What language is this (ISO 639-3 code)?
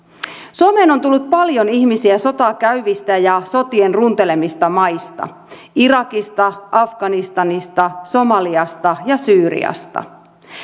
fin